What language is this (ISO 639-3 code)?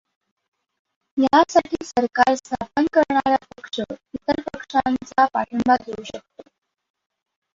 mar